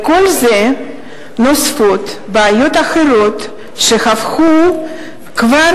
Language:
Hebrew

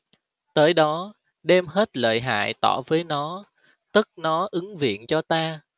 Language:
Vietnamese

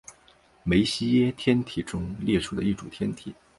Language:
Chinese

